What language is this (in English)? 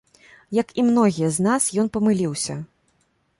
Belarusian